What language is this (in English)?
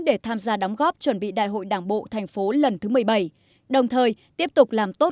Vietnamese